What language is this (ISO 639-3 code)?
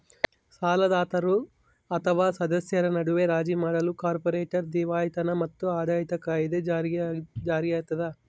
kan